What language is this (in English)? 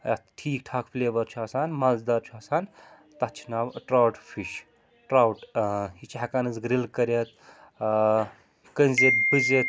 Kashmiri